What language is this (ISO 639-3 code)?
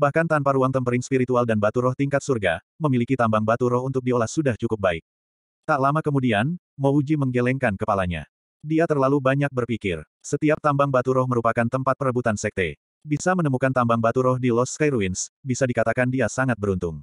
ind